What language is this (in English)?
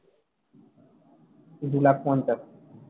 Bangla